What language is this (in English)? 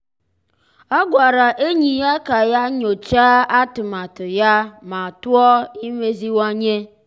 Igbo